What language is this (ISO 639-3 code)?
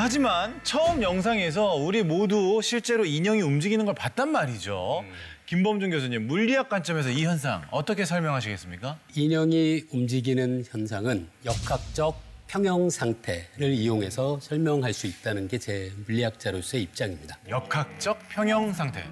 kor